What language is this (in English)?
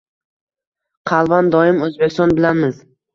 Uzbek